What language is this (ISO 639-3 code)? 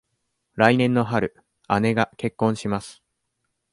jpn